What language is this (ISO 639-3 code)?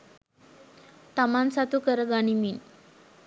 sin